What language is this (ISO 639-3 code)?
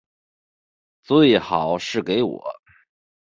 zho